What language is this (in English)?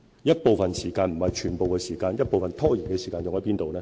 Cantonese